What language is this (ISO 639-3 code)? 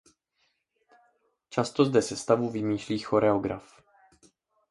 ces